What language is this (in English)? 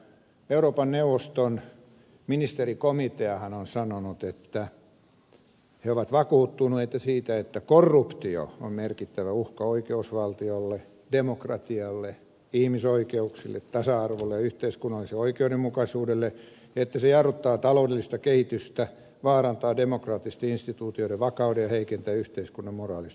Finnish